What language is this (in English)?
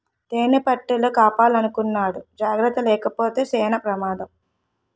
Telugu